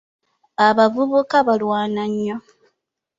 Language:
Ganda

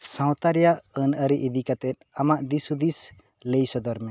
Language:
Santali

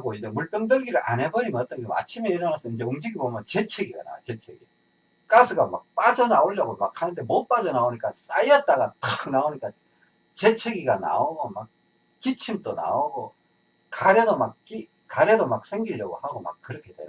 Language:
Korean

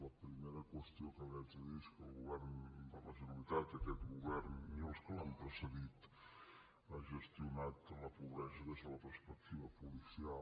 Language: Catalan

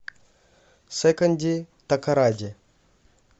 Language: Russian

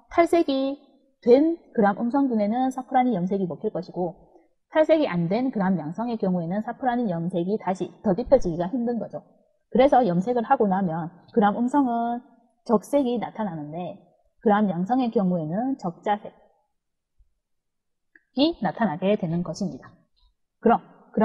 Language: Korean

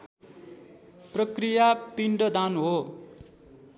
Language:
Nepali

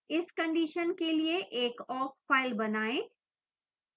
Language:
Hindi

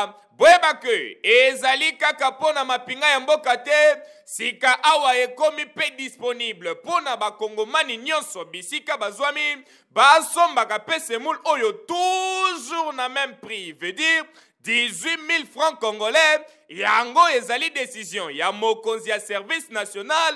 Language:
French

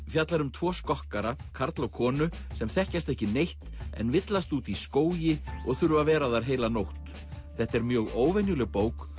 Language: Icelandic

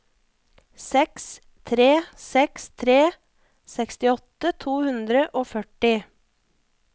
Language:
Norwegian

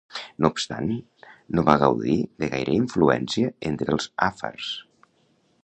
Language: Catalan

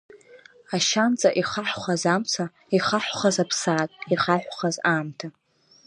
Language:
Abkhazian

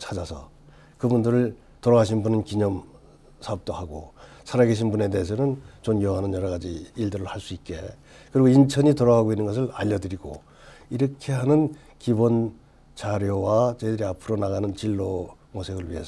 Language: Korean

